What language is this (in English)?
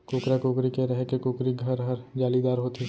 Chhattisgarhi